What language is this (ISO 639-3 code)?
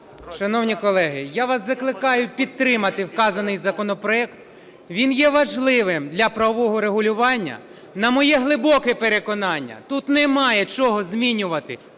ukr